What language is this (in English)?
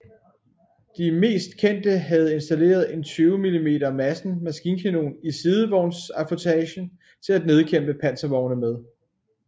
Danish